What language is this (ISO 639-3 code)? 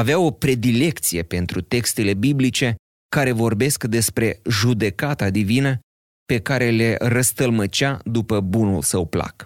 ron